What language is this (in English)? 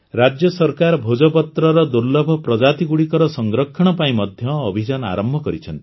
Odia